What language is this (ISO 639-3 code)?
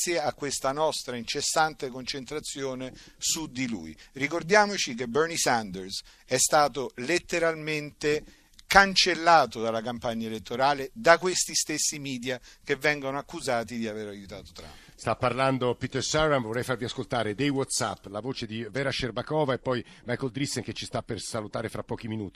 ita